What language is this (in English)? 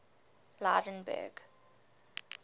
English